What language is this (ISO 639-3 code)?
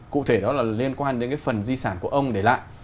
vie